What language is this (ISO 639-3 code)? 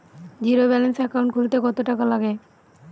ben